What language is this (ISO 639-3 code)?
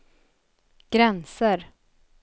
swe